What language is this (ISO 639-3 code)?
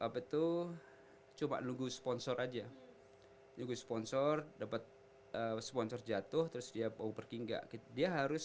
ind